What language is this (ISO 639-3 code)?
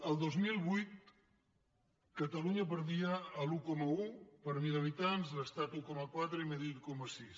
cat